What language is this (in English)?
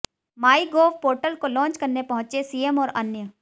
Hindi